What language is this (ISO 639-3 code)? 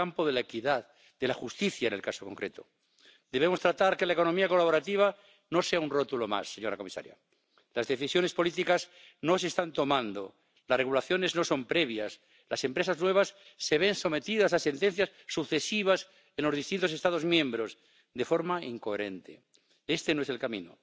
nld